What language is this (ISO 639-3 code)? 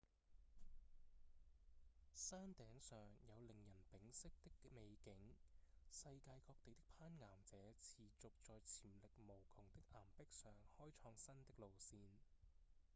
yue